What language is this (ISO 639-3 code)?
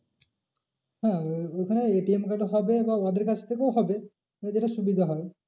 ben